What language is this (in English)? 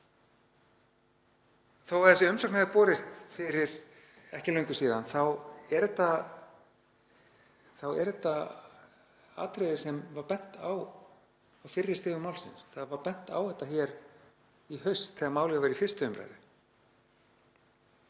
Icelandic